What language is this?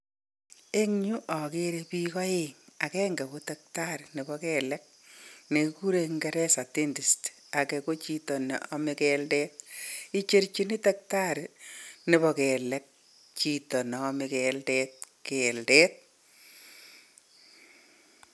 Kalenjin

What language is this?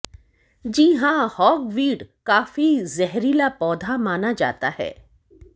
Hindi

